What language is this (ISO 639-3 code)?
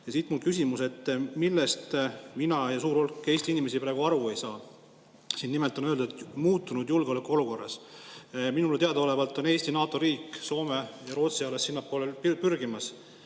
est